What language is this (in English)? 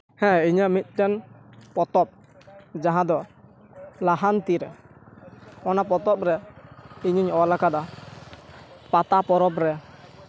Santali